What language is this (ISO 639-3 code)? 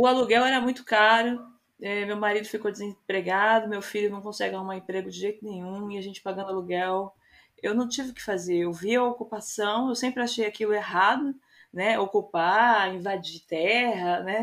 por